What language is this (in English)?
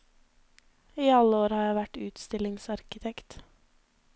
Norwegian